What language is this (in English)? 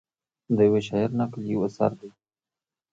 Pashto